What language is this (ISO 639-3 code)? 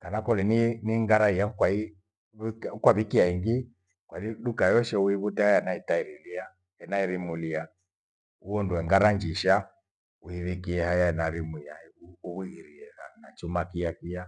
gwe